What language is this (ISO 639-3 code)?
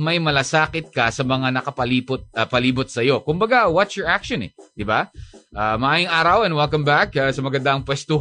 fil